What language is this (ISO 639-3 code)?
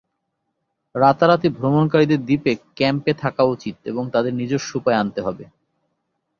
ben